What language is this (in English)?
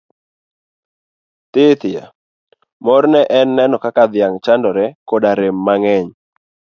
Luo (Kenya and Tanzania)